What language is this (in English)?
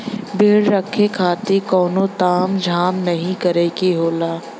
Bhojpuri